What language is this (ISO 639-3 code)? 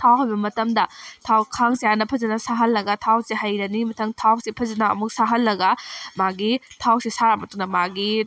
mni